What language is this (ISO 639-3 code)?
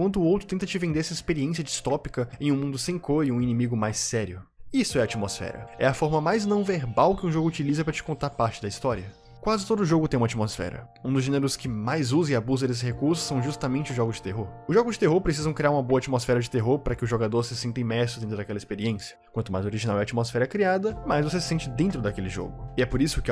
por